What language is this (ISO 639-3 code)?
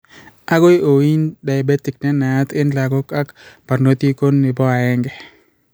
kln